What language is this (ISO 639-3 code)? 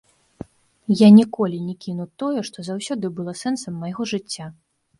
bel